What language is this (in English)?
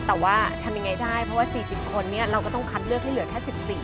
Thai